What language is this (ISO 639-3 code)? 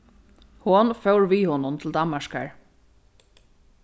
fao